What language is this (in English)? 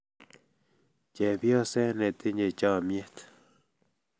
Kalenjin